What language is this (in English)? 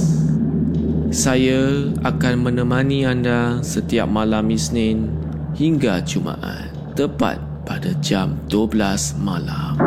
Malay